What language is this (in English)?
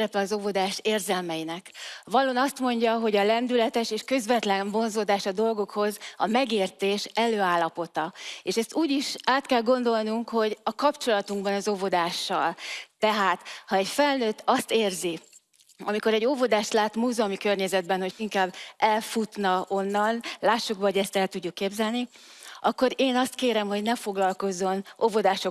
Hungarian